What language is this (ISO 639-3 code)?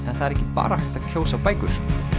isl